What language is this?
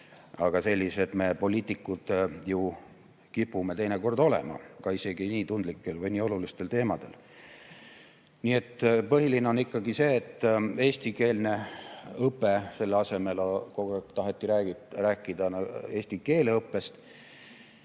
Estonian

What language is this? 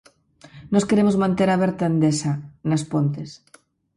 Galician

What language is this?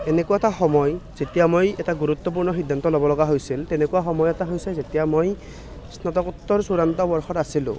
Assamese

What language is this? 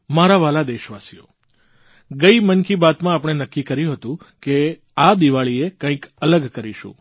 Gujarati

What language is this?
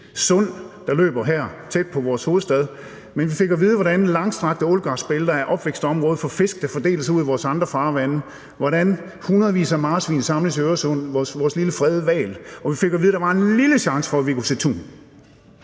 Danish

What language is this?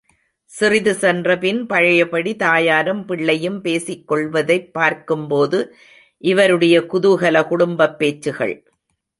Tamil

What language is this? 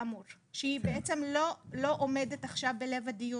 Hebrew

